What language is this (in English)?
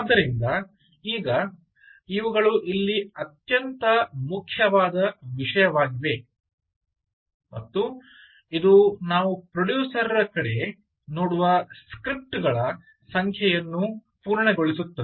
Kannada